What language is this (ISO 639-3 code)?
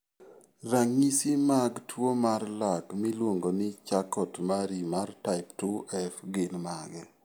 luo